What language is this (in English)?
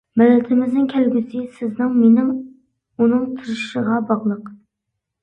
Uyghur